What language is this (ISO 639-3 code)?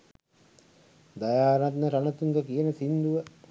sin